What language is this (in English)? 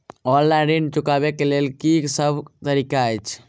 Maithili